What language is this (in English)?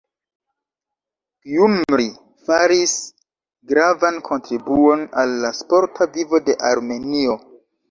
Esperanto